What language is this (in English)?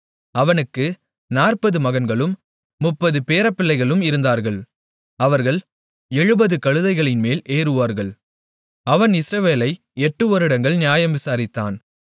Tamil